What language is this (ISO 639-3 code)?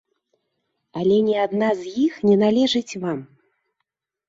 bel